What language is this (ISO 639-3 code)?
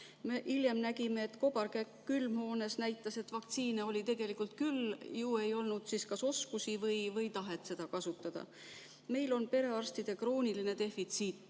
est